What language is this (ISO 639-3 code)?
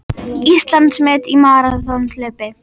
isl